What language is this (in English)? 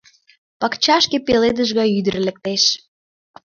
Mari